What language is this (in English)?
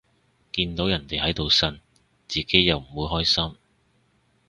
Cantonese